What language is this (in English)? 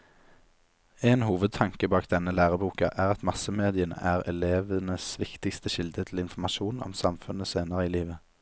Norwegian